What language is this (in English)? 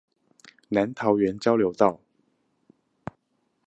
Chinese